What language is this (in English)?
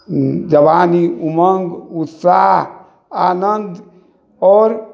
Maithili